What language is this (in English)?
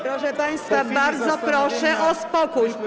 Polish